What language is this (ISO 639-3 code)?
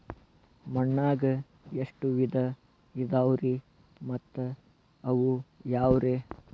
kan